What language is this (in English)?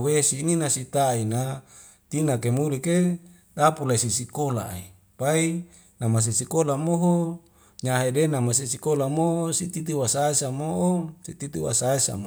Wemale